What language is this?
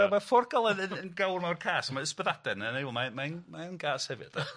Welsh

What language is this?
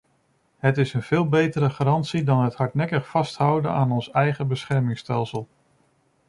Dutch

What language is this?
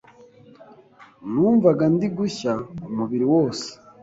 Kinyarwanda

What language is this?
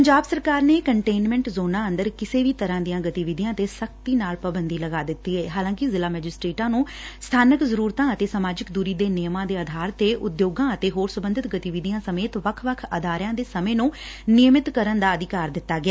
Punjabi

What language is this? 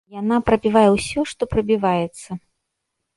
Belarusian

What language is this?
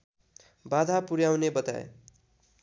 Nepali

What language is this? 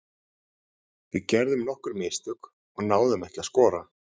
Icelandic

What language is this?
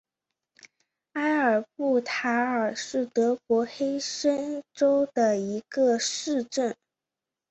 Chinese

